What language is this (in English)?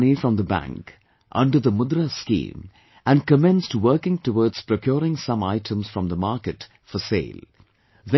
English